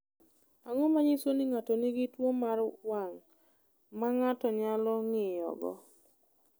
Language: Luo (Kenya and Tanzania)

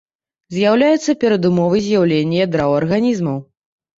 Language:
Belarusian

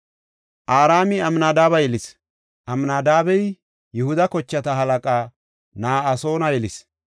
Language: Gofa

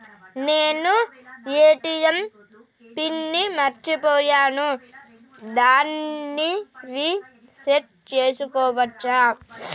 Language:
Telugu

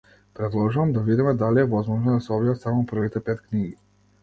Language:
Macedonian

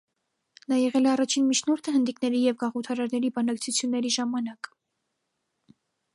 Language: Armenian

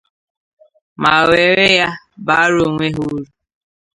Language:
Igbo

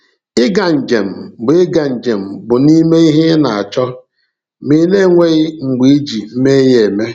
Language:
Igbo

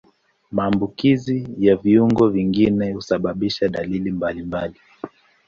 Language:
Swahili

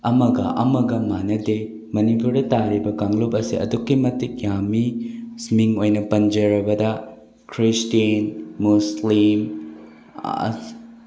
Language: Manipuri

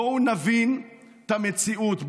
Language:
Hebrew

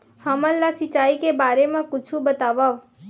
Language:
Chhattisgarhi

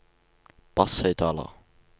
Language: Norwegian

